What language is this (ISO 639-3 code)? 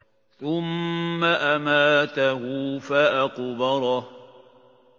ara